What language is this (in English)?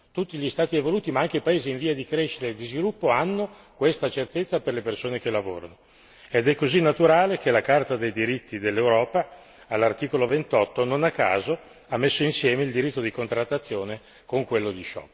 Italian